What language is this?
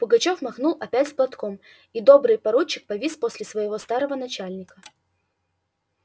Russian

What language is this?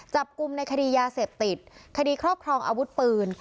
Thai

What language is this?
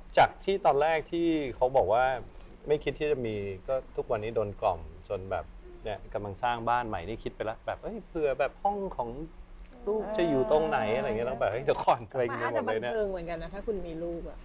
Thai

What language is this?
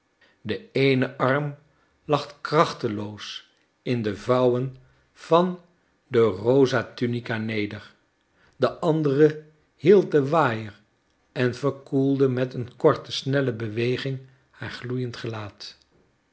Dutch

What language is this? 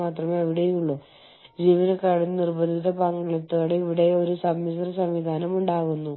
Malayalam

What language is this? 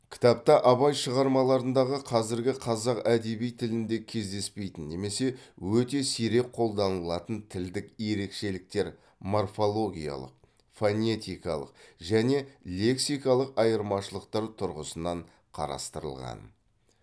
Kazakh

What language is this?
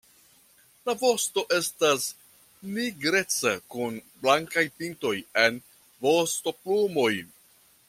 Esperanto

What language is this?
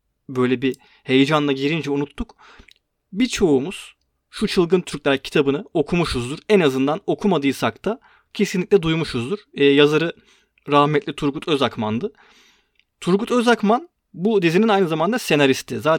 Turkish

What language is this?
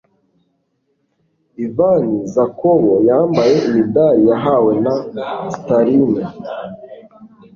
Kinyarwanda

